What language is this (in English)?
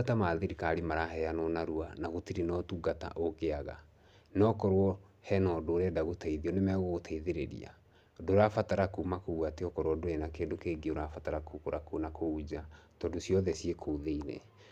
Kikuyu